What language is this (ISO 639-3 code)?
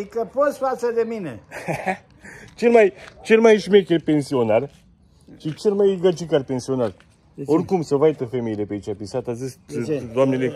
ron